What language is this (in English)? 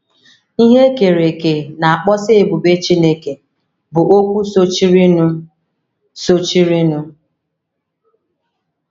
Igbo